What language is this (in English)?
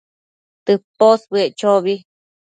Matsés